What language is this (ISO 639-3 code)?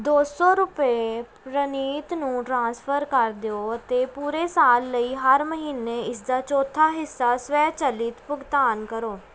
pan